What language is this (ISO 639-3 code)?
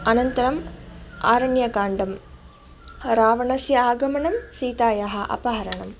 san